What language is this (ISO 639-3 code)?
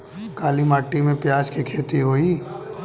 bho